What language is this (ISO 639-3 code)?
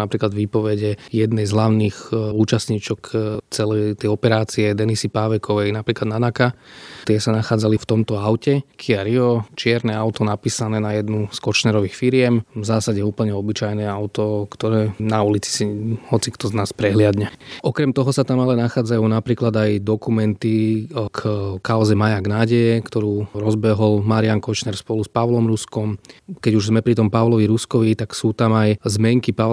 slk